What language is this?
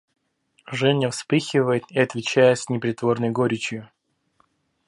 Russian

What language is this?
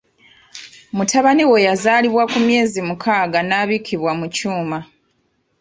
Ganda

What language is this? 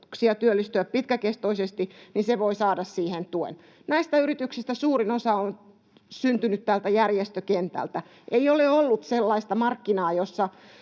Finnish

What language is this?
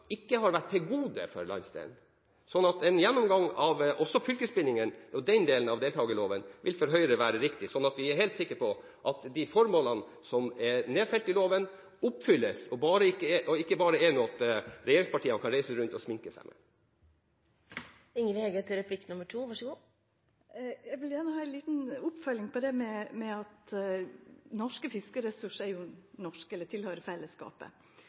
Norwegian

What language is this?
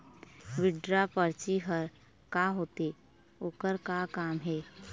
Chhattisgarhi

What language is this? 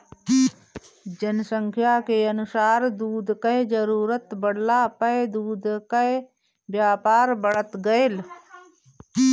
Bhojpuri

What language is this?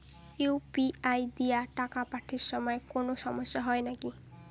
Bangla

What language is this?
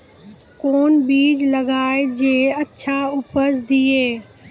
Maithili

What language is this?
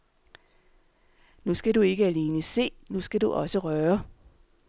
Danish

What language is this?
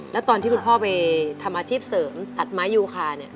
Thai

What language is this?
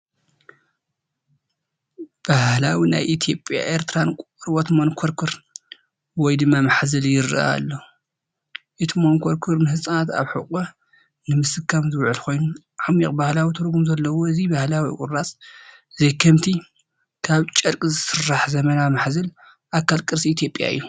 Tigrinya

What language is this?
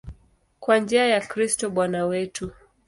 Swahili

